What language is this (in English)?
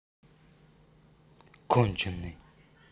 Russian